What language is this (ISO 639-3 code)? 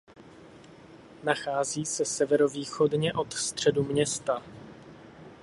ces